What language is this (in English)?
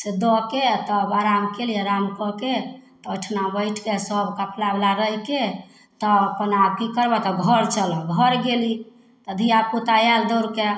Maithili